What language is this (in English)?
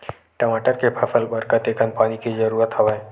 Chhattisgarhi